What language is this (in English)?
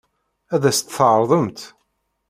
Kabyle